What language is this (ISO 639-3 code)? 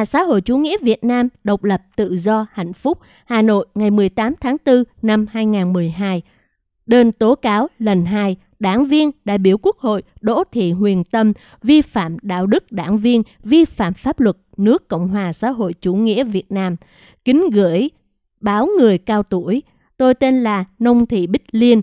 vie